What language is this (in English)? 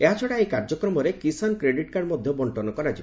Odia